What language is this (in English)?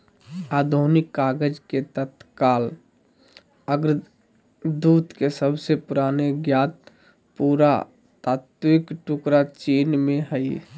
Magahi